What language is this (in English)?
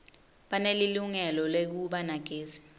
Swati